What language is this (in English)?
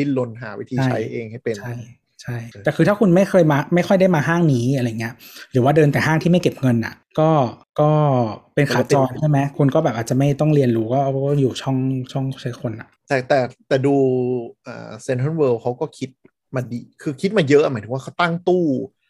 Thai